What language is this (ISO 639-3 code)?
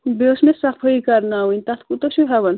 kas